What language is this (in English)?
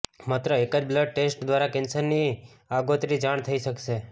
Gujarati